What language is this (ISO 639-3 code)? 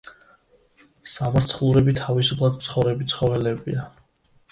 kat